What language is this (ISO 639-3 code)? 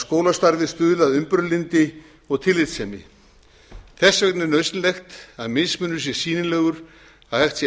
isl